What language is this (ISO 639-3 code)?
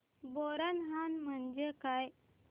mar